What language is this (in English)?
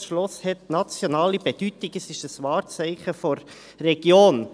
Swiss German